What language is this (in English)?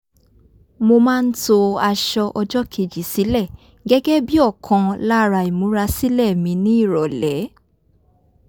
Yoruba